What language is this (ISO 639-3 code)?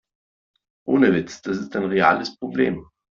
deu